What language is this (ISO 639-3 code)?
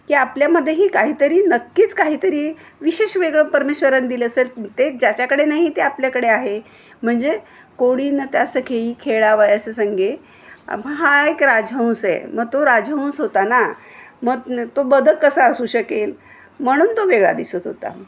mar